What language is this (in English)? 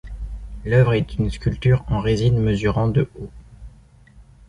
French